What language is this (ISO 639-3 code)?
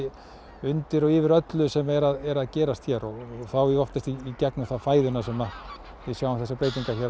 isl